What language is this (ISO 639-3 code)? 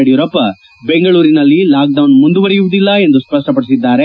kan